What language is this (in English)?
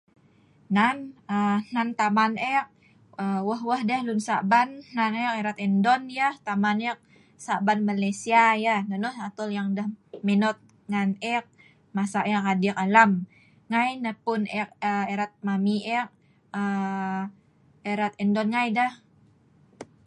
Sa'ban